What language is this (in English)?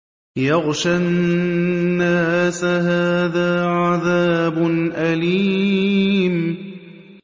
Arabic